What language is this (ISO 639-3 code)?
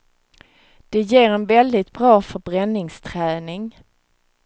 swe